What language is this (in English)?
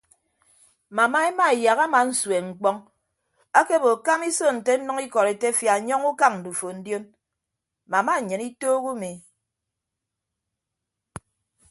Ibibio